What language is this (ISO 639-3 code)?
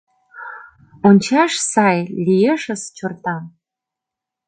chm